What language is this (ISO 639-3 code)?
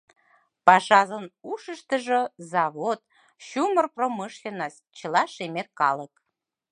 chm